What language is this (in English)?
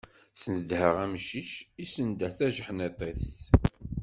Kabyle